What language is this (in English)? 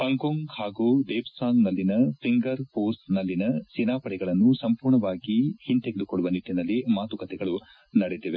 Kannada